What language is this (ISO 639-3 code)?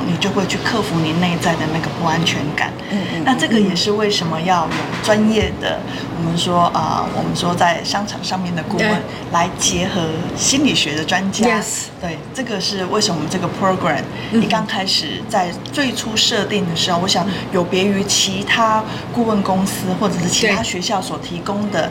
zho